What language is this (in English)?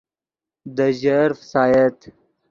Yidgha